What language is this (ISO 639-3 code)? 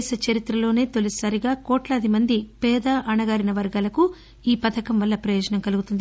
tel